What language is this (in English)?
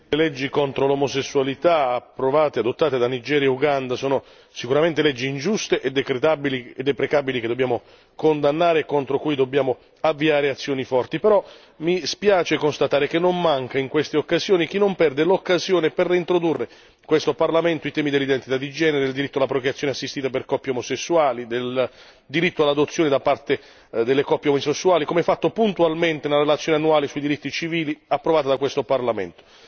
Italian